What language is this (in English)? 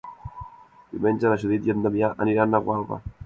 Catalan